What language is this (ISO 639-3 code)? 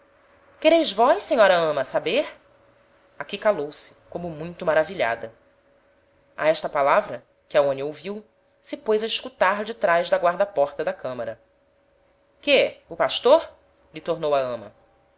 por